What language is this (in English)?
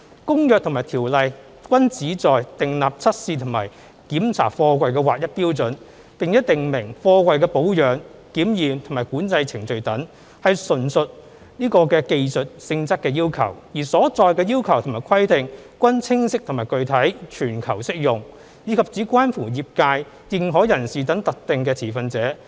Cantonese